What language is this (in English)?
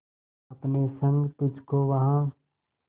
Hindi